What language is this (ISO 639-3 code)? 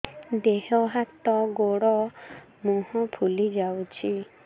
ori